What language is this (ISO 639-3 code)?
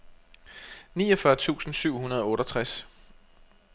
dan